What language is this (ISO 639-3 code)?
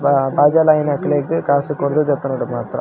tcy